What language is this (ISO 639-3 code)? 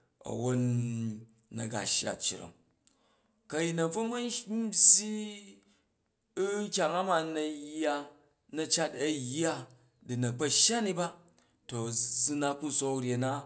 kaj